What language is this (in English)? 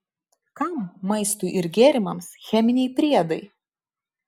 Lithuanian